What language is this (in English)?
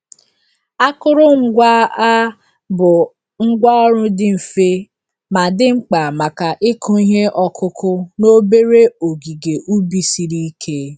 Igbo